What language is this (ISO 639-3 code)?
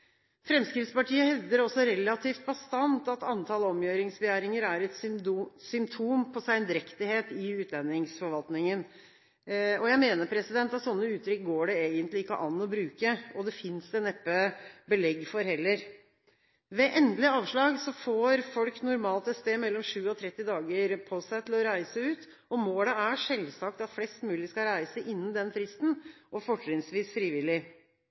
nob